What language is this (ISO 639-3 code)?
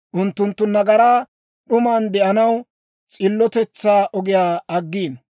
dwr